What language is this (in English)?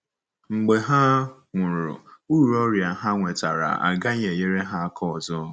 Igbo